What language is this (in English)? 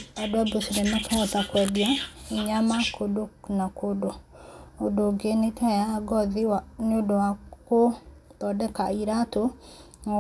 Kikuyu